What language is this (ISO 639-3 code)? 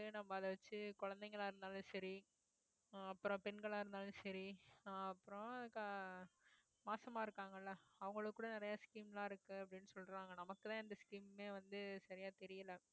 tam